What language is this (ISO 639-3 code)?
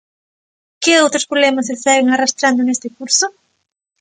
glg